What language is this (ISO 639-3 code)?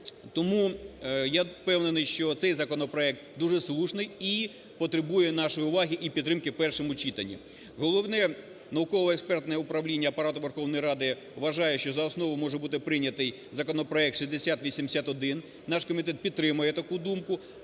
ukr